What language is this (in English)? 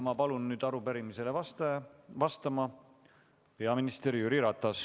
Estonian